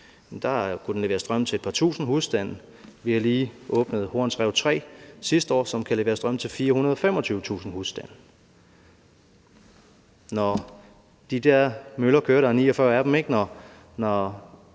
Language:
Danish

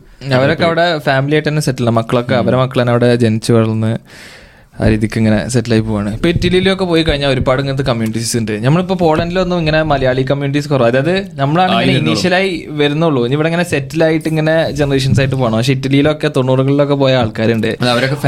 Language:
Malayalam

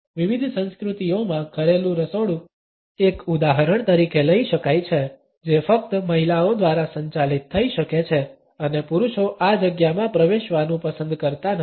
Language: Gujarati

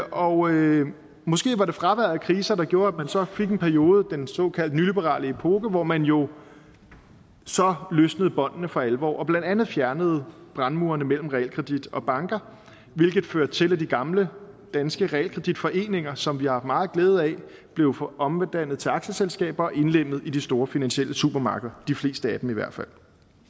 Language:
Danish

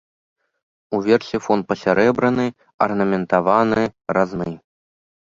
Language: Belarusian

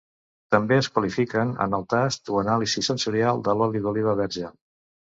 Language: Catalan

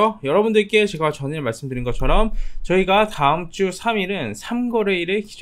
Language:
Korean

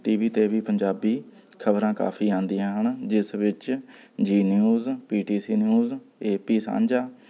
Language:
Punjabi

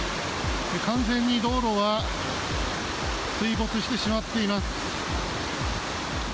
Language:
Japanese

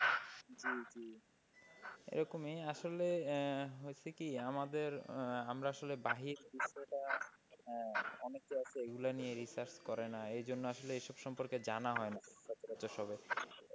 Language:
Bangla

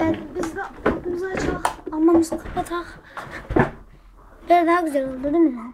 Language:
Turkish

